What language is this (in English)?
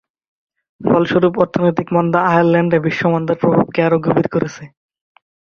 Bangla